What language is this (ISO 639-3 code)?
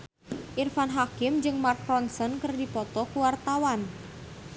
sun